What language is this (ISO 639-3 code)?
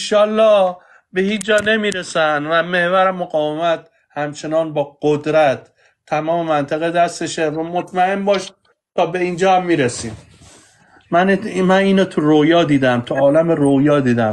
fas